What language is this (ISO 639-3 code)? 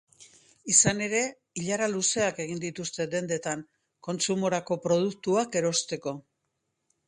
eus